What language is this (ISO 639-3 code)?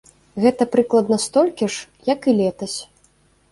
bel